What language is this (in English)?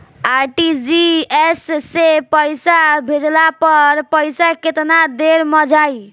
Bhojpuri